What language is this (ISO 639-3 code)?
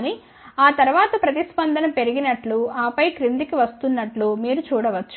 tel